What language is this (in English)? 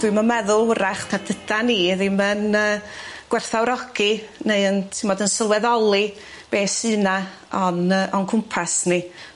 Welsh